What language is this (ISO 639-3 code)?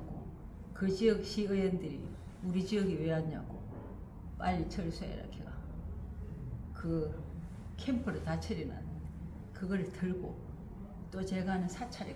kor